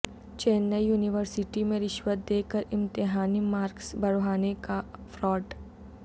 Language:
Urdu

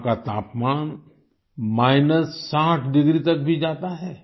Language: Hindi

